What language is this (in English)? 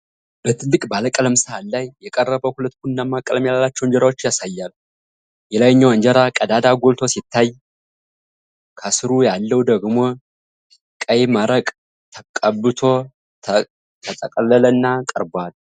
Amharic